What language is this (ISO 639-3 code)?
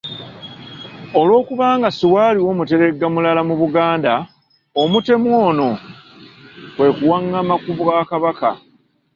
lug